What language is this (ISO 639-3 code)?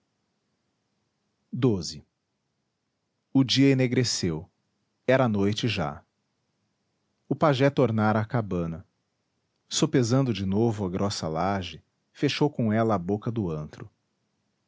por